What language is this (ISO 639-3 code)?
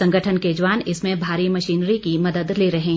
hin